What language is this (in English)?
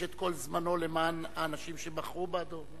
Hebrew